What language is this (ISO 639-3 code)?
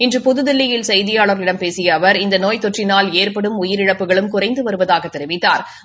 tam